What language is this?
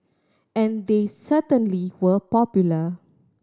English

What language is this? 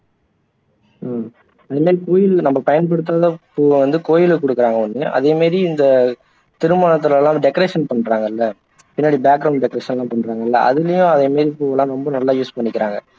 Tamil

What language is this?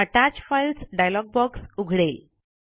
Marathi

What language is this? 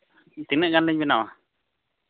Santali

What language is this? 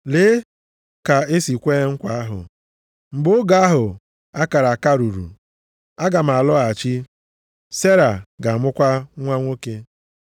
Igbo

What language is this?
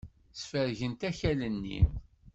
Kabyle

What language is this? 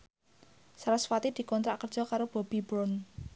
Javanese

